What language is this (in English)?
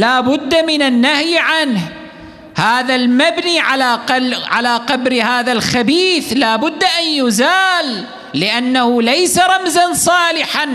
Arabic